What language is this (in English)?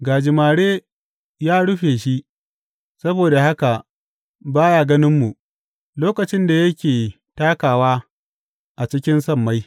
Hausa